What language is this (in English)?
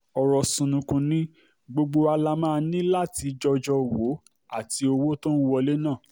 Yoruba